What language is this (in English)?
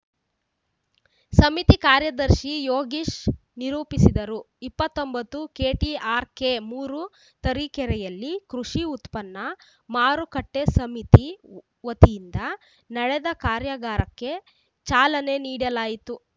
Kannada